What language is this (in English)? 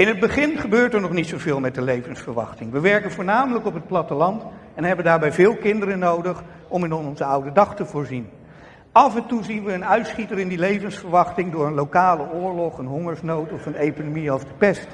Dutch